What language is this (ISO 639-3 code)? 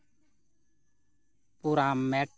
sat